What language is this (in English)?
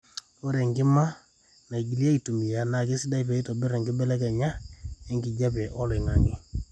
Masai